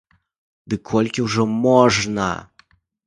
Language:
Belarusian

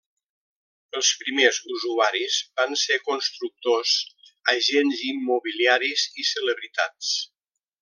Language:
Catalan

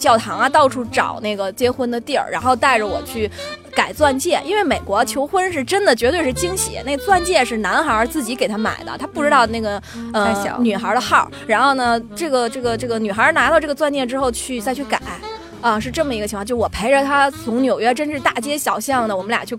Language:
Chinese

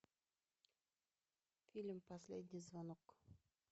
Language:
Russian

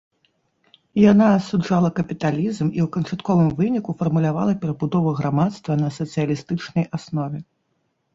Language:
Belarusian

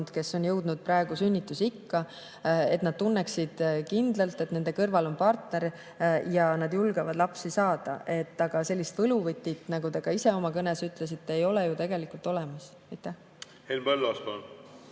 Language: Estonian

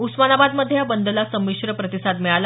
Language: Marathi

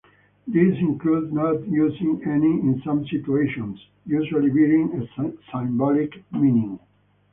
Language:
English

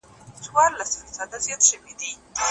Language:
Pashto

